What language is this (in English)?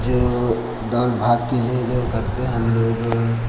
Hindi